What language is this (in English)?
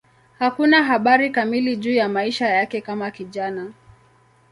Swahili